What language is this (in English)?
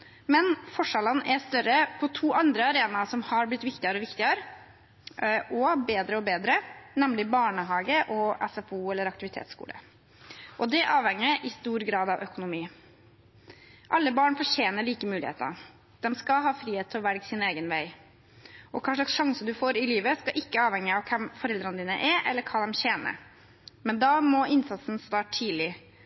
Norwegian Bokmål